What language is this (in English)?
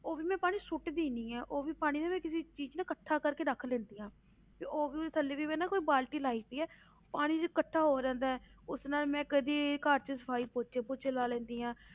Punjabi